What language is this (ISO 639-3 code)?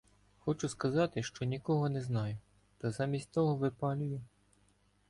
ukr